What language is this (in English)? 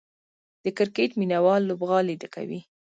Pashto